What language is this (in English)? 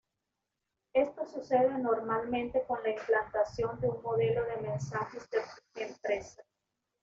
Spanish